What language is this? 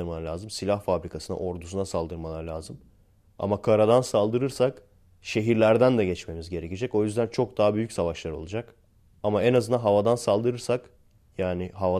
Turkish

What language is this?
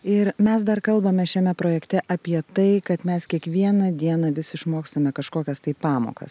Lithuanian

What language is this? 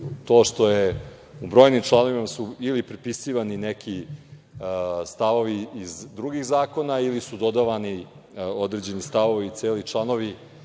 Serbian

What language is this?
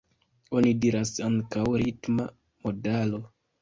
Esperanto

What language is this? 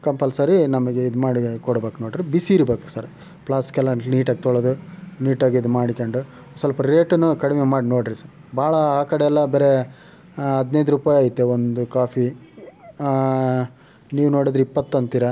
Kannada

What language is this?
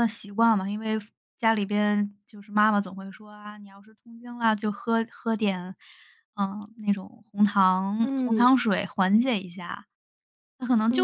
Chinese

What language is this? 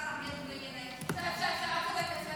Hebrew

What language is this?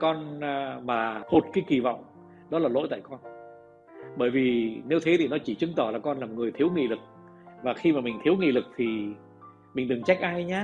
Vietnamese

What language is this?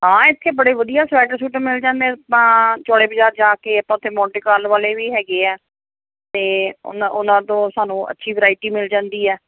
Punjabi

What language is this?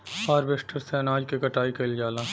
Bhojpuri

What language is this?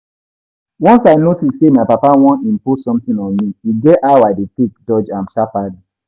Nigerian Pidgin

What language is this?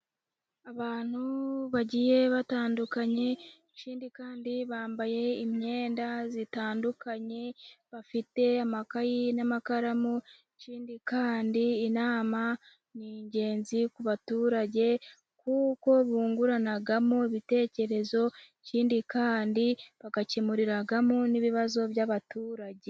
Kinyarwanda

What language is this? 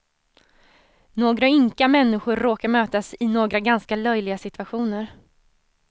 Swedish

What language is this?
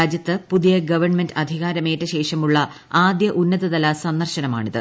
Malayalam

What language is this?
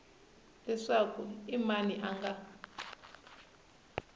Tsonga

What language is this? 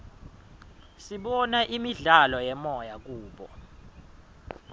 Swati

